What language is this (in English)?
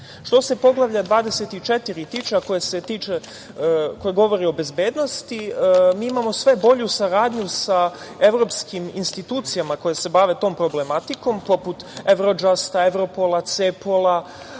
Serbian